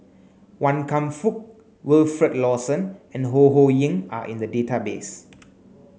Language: English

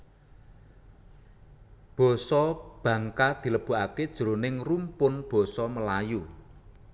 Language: Javanese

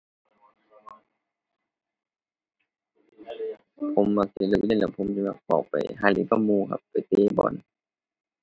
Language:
Thai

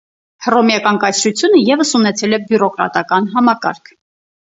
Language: Armenian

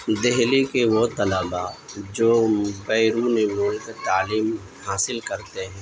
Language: Urdu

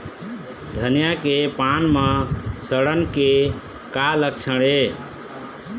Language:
Chhattisgarhi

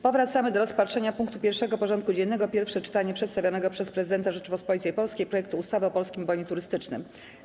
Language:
Polish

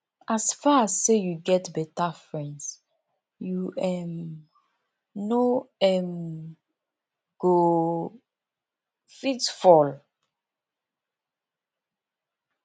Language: Nigerian Pidgin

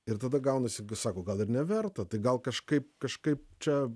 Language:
Lithuanian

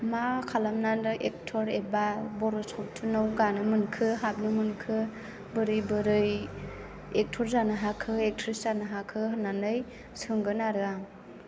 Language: Bodo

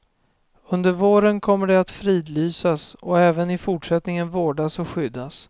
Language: Swedish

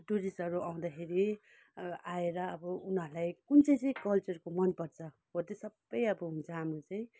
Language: Nepali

